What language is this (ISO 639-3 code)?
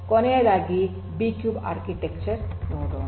kan